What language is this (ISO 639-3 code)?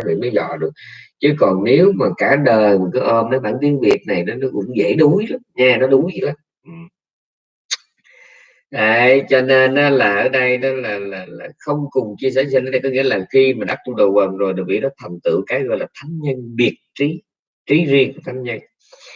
vie